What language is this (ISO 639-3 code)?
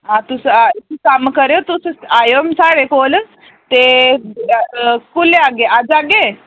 doi